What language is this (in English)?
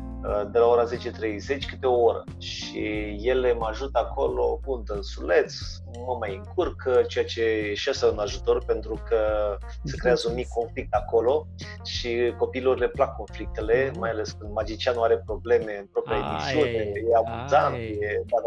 Romanian